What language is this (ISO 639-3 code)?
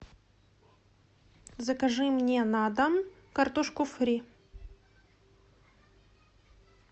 rus